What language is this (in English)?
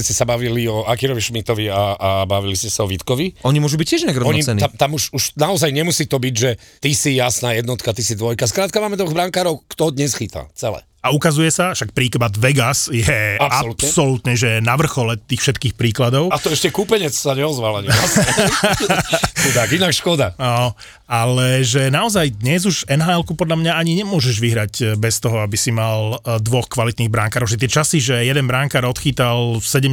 Slovak